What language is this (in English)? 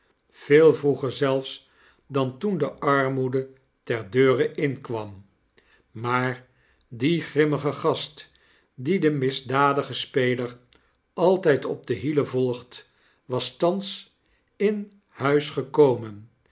Dutch